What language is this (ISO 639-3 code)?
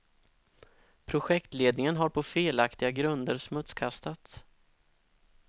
swe